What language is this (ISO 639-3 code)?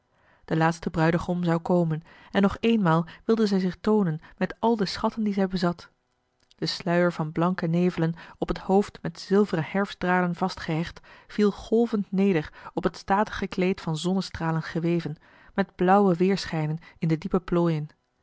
nld